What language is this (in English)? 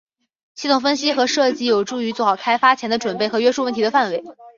Chinese